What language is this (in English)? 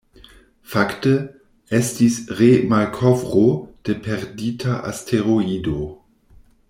Esperanto